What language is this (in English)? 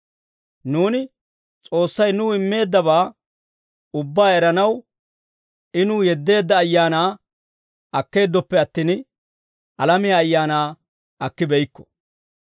Dawro